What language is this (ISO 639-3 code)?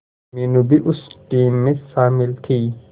hin